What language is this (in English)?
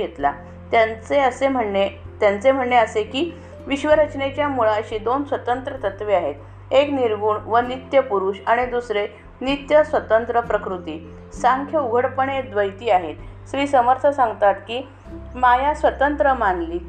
Marathi